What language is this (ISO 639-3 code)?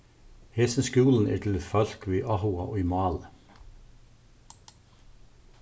fao